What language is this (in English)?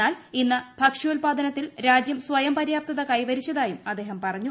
Malayalam